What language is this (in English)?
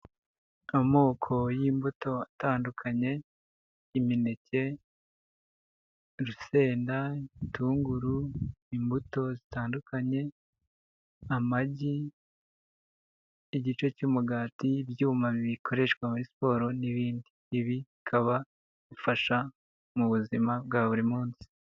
Kinyarwanda